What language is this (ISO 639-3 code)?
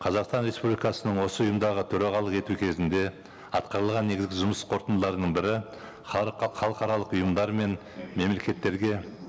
kaz